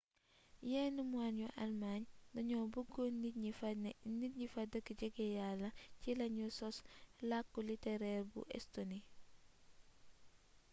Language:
Wolof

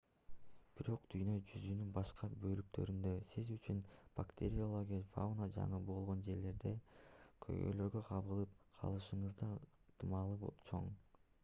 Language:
Kyrgyz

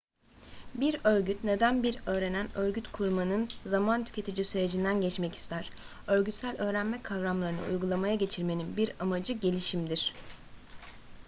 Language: Turkish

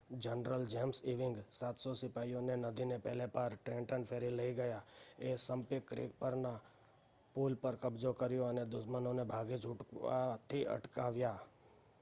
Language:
Gujarati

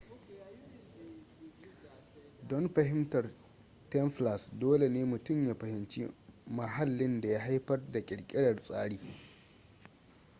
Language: Hausa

